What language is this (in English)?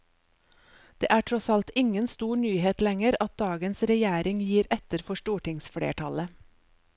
Norwegian